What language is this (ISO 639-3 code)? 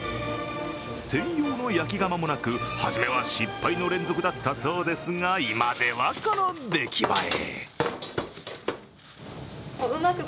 jpn